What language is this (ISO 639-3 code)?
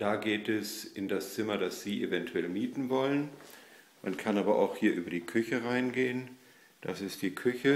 deu